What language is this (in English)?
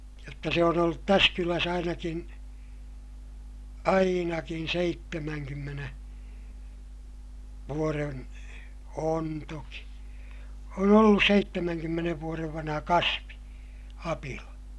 Finnish